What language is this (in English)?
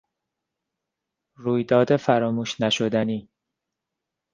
Persian